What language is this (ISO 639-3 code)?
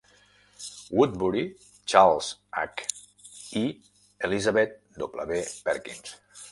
cat